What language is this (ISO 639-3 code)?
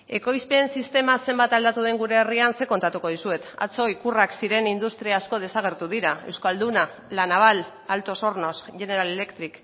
eus